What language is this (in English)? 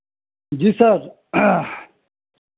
Hindi